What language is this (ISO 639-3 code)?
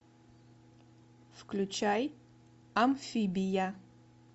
rus